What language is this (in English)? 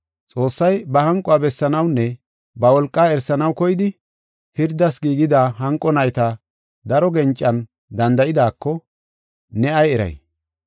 Gofa